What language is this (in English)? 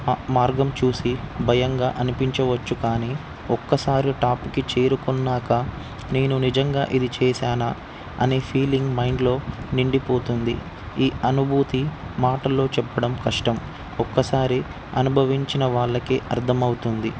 Telugu